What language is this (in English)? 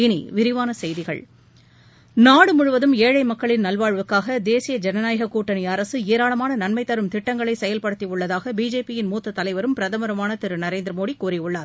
Tamil